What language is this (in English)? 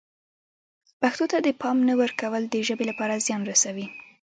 Pashto